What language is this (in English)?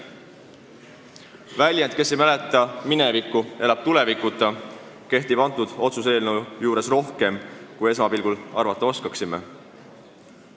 Estonian